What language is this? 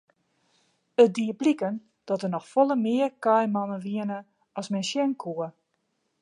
Western Frisian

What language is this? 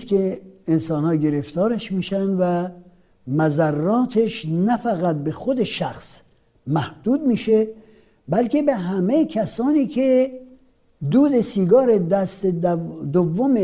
Persian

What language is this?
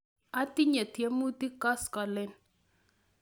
Kalenjin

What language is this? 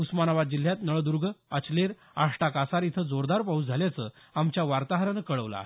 Marathi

